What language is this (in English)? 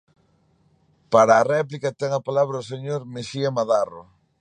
Galician